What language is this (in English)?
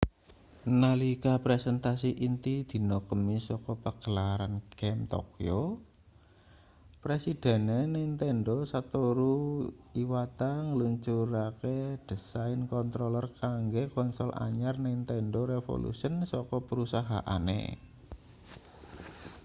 Javanese